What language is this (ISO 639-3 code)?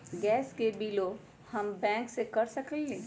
mag